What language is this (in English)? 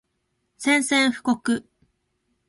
Japanese